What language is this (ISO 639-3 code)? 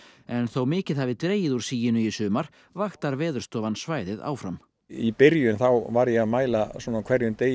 isl